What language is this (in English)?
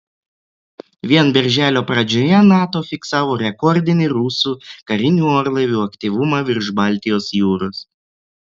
Lithuanian